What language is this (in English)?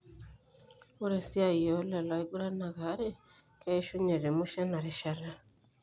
Masai